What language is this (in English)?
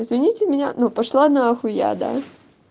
Russian